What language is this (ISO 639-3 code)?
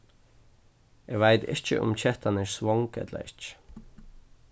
fao